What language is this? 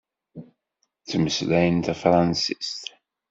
Kabyle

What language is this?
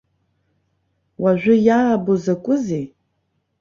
Abkhazian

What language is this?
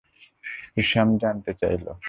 Bangla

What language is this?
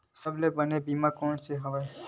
Chhattisgarhi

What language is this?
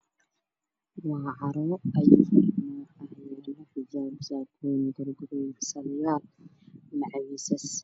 Somali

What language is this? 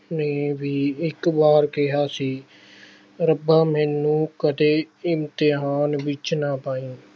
Punjabi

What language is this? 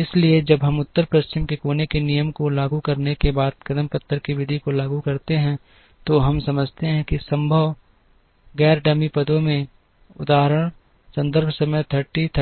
Hindi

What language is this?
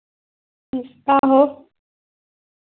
Dogri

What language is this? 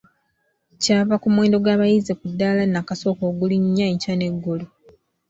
Ganda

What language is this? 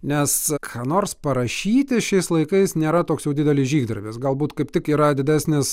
Lithuanian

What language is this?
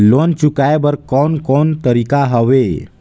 Chhattisgarhi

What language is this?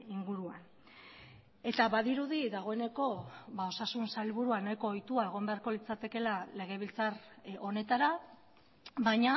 Basque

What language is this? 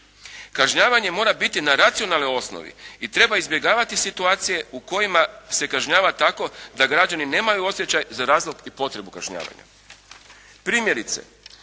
Croatian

